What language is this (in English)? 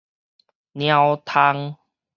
Min Nan Chinese